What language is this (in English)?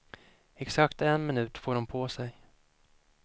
Swedish